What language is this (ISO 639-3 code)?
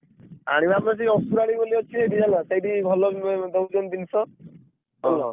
ori